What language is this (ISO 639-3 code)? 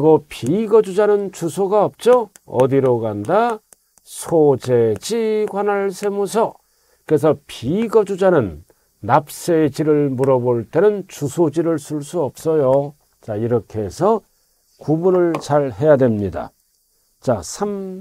kor